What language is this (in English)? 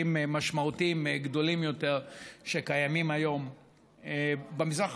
Hebrew